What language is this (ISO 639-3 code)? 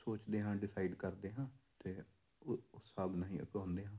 pan